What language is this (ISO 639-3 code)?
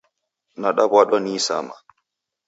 dav